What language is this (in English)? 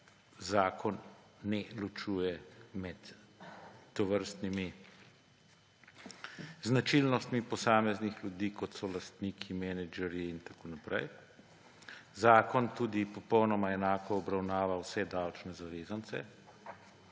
Slovenian